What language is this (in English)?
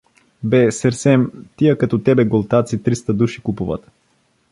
Bulgarian